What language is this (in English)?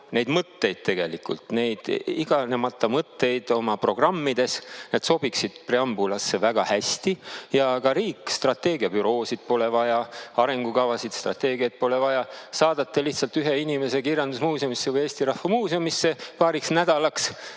Estonian